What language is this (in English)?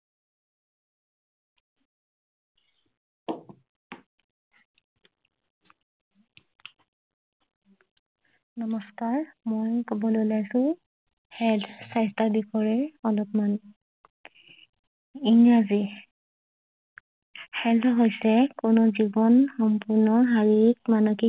Assamese